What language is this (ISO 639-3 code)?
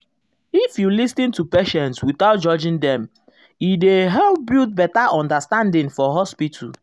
pcm